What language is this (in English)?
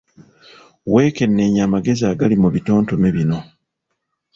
Ganda